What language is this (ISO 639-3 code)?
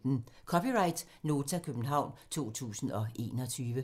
dan